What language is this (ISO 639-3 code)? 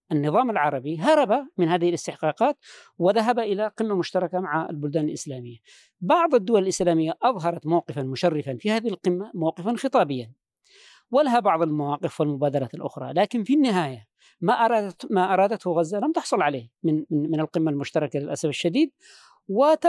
ara